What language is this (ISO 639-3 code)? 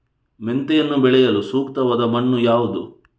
kan